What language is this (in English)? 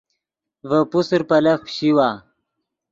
Yidgha